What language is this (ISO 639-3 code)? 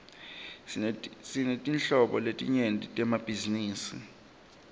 ssw